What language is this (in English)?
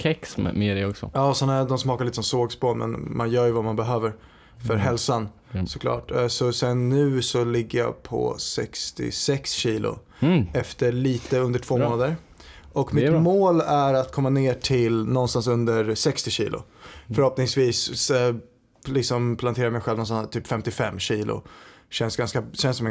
Swedish